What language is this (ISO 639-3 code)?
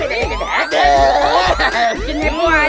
ind